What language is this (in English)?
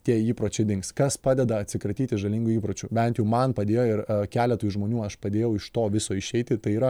Lithuanian